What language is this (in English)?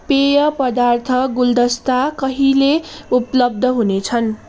Nepali